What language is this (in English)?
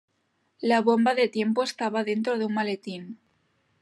Spanish